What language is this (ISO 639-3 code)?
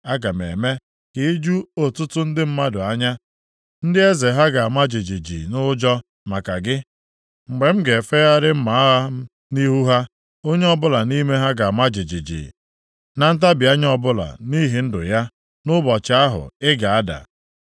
ibo